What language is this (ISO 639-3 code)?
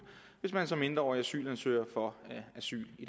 dan